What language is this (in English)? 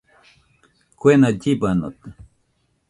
Nüpode Huitoto